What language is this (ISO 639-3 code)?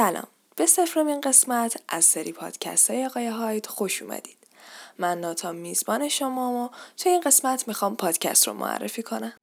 fas